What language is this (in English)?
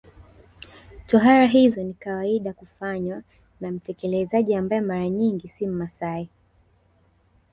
Swahili